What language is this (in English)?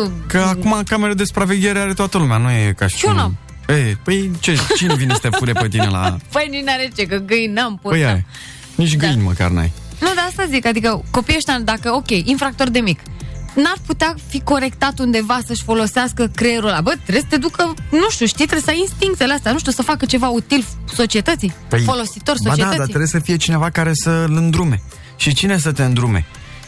Romanian